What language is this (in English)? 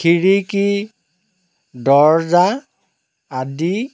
Assamese